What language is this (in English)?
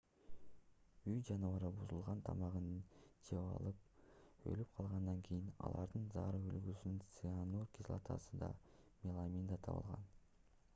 Kyrgyz